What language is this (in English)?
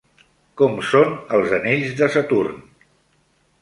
Catalan